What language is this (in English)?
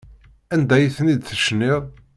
Kabyle